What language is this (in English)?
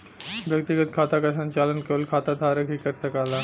Bhojpuri